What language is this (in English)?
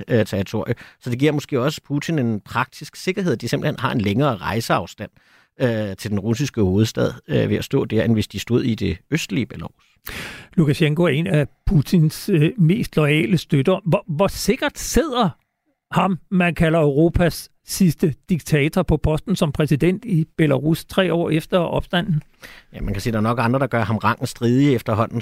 Danish